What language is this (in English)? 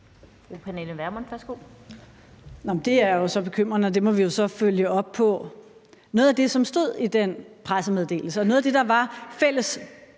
Danish